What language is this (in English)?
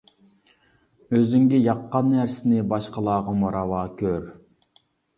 Uyghur